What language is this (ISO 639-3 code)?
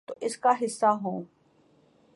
urd